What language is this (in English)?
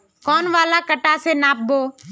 Magahi